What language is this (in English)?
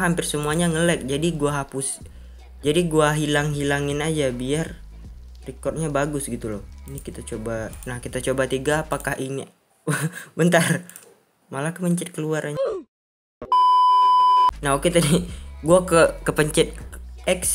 Indonesian